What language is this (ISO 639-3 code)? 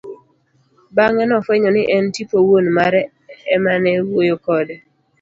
luo